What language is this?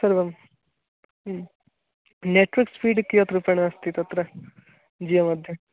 Sanskrit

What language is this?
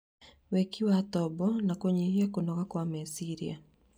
Kikuyu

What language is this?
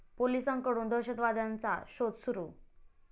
Marathi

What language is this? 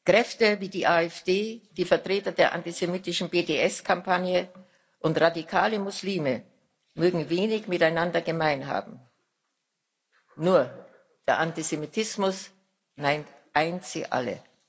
German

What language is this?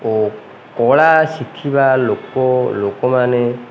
Odia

